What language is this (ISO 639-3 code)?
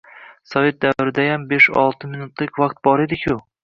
uzb